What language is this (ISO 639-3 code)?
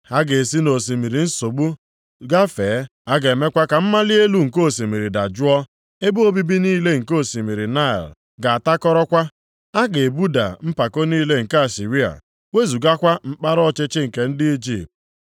ibo